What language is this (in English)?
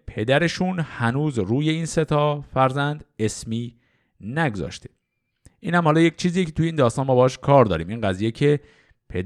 Persian